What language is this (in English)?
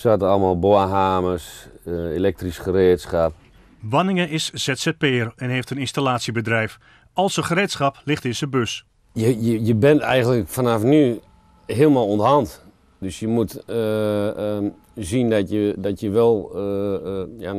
Dutch